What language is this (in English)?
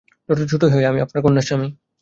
Bangla